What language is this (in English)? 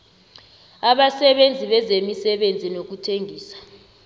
South Ndebele